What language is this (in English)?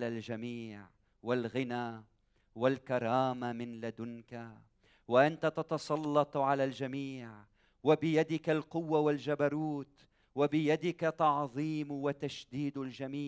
Arabic